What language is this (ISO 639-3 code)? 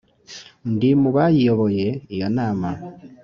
kin